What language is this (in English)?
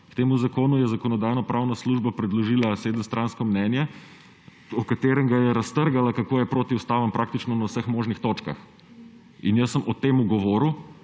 Slovenian